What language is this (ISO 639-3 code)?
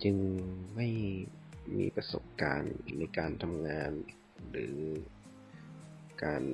tha